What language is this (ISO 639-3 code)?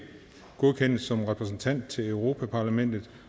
dan